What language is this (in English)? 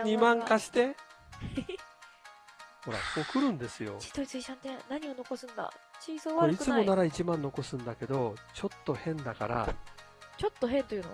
Japanese